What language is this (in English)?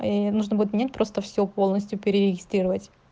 Russian